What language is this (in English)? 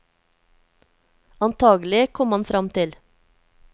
Norwegian